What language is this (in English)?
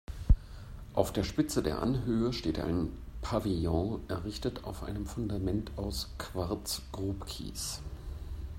German